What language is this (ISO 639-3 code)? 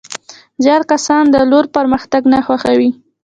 pus